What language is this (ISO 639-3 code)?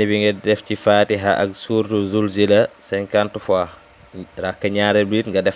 ind